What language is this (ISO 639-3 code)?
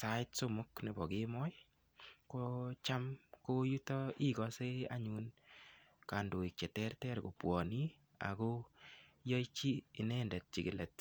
kln